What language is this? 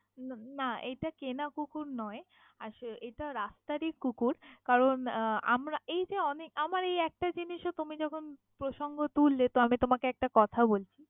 Bangla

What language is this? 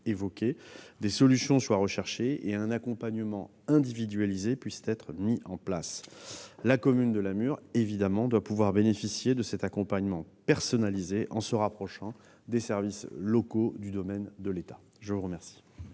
French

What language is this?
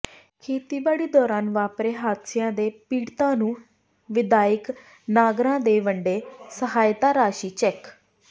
Punjabi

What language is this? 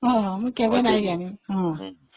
Odia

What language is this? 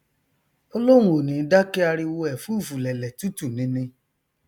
Yoruba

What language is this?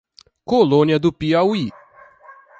Portuguese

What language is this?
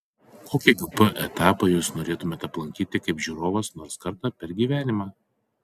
Lithuanian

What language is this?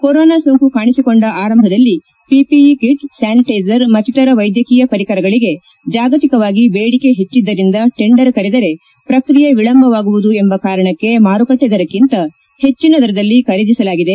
Kannada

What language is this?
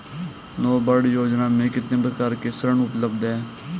Hindi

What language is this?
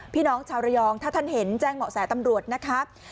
Thai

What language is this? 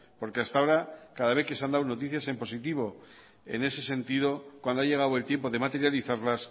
Spanish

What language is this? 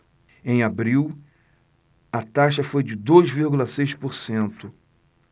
Portuguese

